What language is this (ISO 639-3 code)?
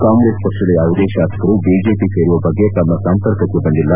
kan